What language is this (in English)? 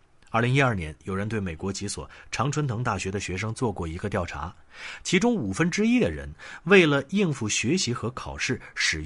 Chinese